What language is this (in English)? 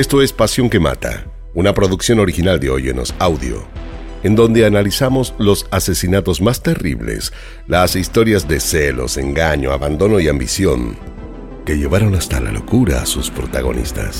Spanish